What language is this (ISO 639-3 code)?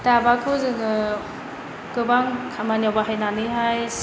brx